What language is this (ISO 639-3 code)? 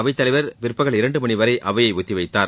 tam